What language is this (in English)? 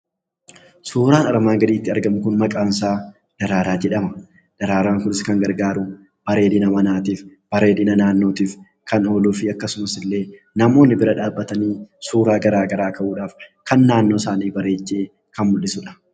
Oromo